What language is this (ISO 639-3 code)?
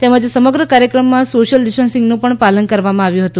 guj